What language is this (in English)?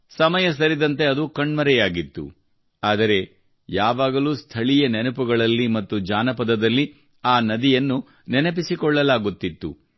Kannada